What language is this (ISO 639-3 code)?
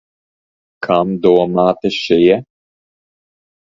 lav